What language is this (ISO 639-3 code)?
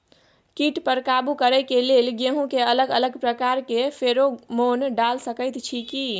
mai